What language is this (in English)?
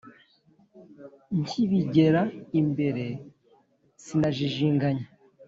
Kinyarwanda